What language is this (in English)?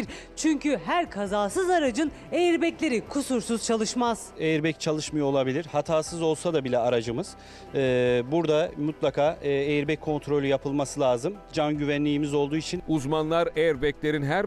Turkish